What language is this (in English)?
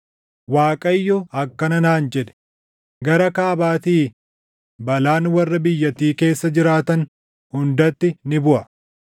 Oromo